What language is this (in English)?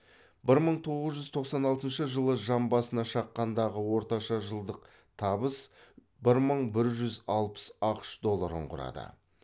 Kazakh